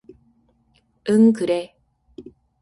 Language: Korean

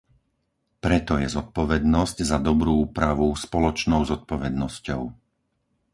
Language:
Slovak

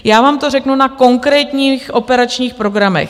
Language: Czech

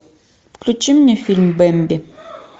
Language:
Russian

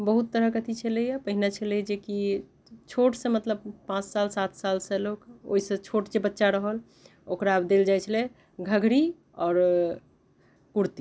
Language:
Maithili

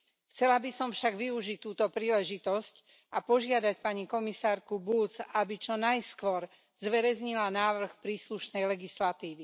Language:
Slovak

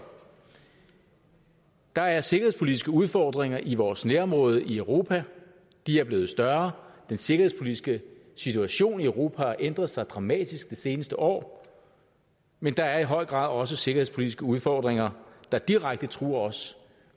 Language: Danish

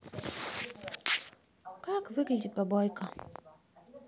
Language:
Russian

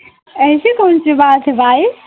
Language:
Hindi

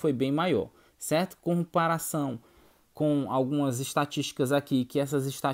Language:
Portuguese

